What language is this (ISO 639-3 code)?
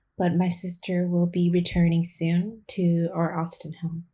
eng